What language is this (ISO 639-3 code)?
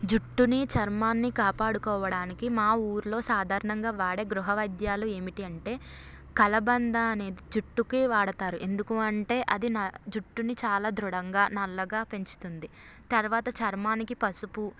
tel